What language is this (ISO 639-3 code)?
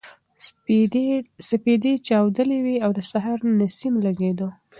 pus